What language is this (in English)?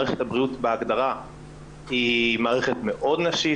Hebrew